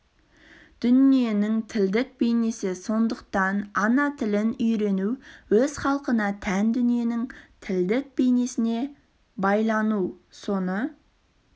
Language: Kazakh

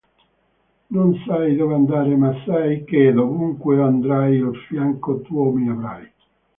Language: Italian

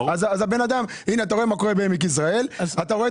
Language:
Hebrew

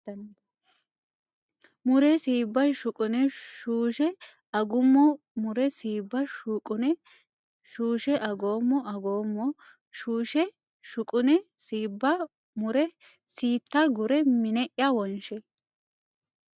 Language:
Sidamo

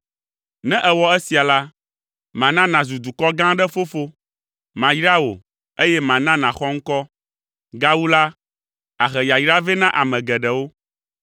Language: Ewe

